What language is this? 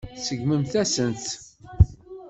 Kabyle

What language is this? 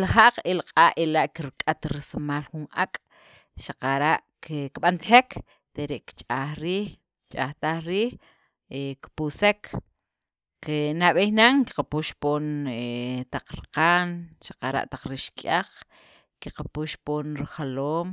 Sacapulteco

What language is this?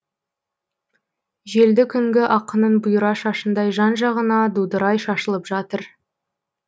Kazakh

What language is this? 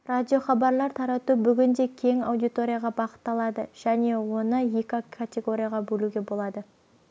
Kazakh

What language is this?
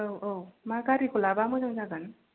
Bodo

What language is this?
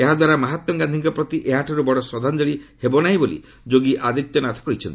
Odia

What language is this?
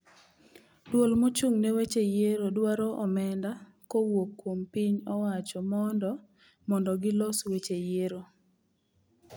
Luo (Kenya and Tanzania)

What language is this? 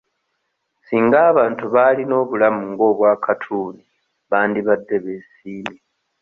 Ganda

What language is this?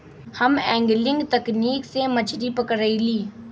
Magahi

